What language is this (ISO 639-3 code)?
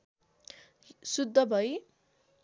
nep